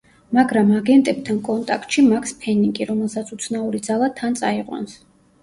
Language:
Georgian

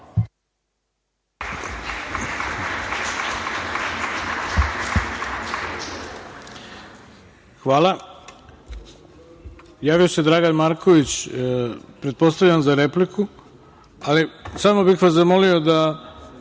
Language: Serbian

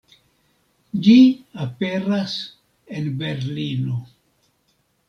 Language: Esperanto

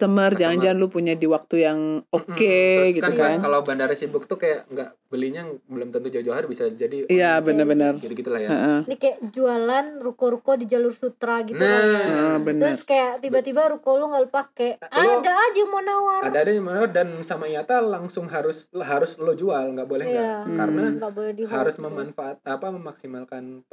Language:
Indonesian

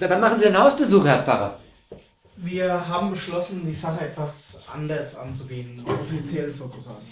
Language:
German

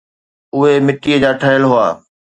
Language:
Sindhi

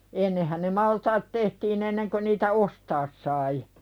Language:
Finnish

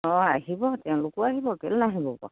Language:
Assamese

